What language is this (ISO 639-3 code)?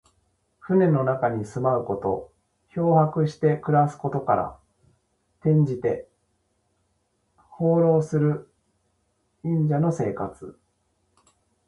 jpn